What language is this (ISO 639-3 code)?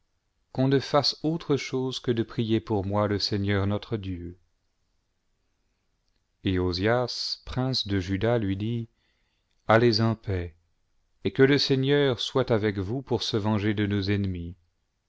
fra